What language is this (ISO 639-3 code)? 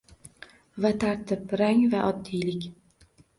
uzb